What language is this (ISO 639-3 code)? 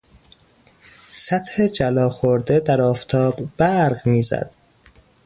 fas